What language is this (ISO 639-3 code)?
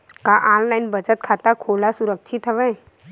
hne